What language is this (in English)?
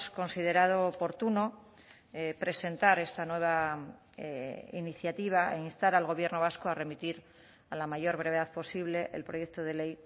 Spanish